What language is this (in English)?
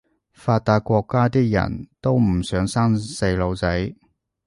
Cantonese